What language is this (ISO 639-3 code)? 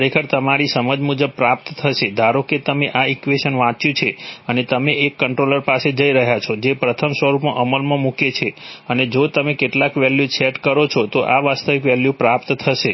guj